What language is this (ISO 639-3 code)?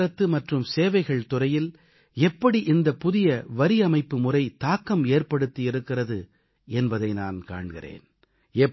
tam